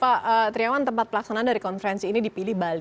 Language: Indonesian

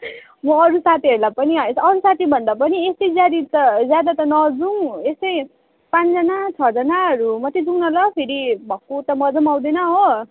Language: Nepali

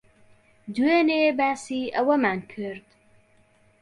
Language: Central Kurdish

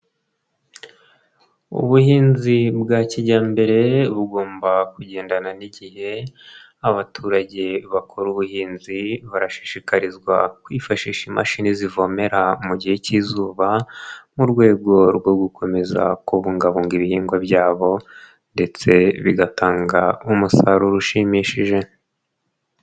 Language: Kinyarwanda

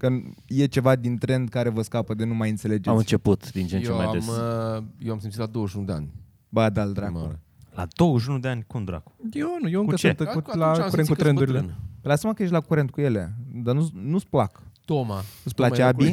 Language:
Romanian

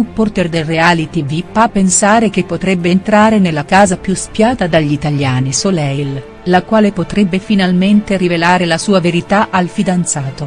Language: Italian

